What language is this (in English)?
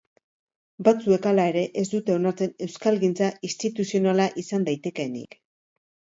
Basque